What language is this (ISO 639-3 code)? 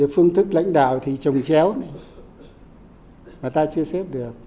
vie